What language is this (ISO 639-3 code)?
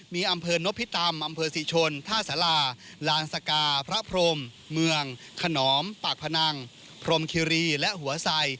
tha